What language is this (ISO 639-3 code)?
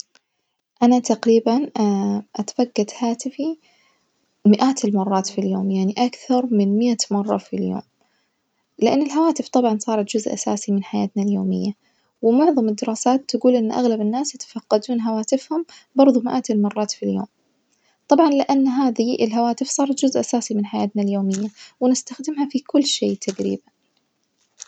ars